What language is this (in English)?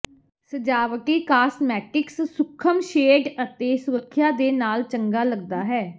Punjabi